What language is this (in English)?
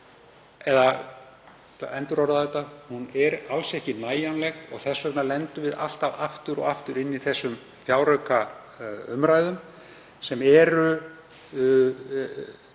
Icelandic